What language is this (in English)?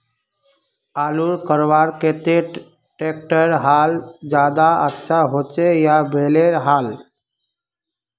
Magahi